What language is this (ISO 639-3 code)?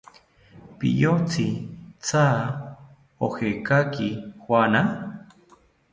cpy